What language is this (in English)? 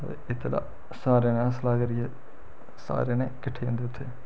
Dogri